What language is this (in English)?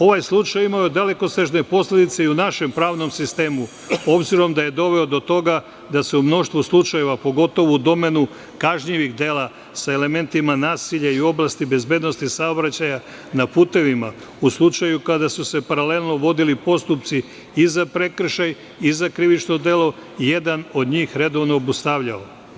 Serbian